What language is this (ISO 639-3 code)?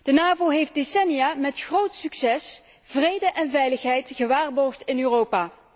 nld